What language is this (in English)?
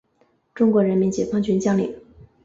Chinese